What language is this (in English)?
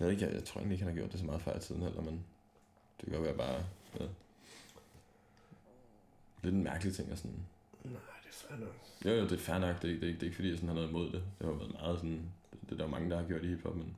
Danish